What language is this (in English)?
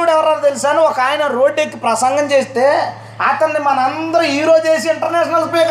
Telugu